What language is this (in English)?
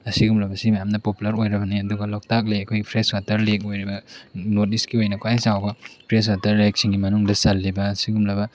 Manipuri